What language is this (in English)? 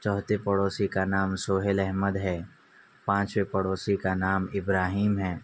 Urdu